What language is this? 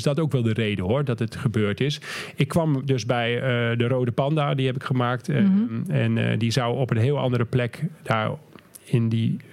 Dutch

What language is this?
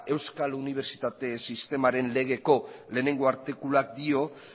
Basque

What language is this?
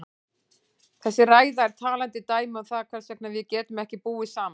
Icelandic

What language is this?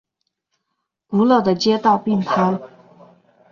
Chinese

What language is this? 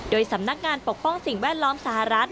Thai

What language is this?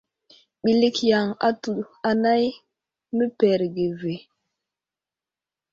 Wuzlam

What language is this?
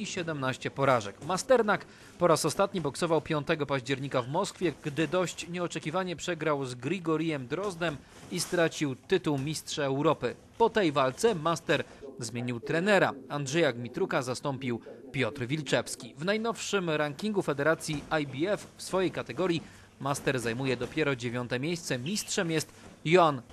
Polish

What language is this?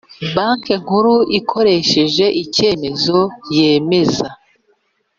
Kinyarwanda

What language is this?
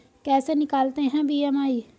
Hindi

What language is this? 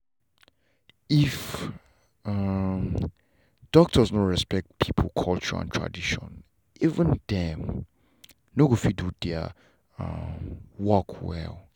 Nigerian Pidgin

